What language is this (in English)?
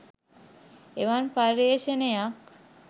Sinhala